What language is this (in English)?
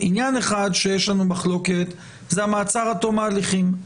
Hebrew